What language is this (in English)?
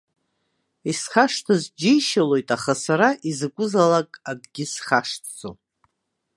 Abkhazian